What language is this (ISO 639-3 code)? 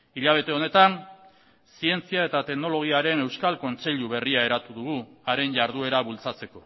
eus